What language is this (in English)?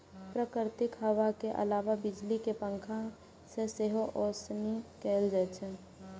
Maithili